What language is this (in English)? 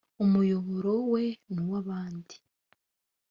Kinyarwanda